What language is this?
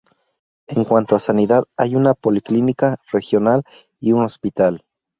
Spanish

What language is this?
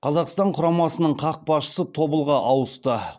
Kazakh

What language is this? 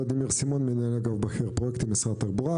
Hebrew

